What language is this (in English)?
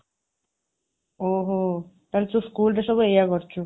Odia